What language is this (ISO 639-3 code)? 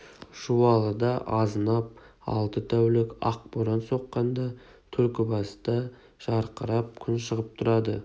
kaz